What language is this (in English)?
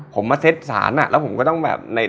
Thai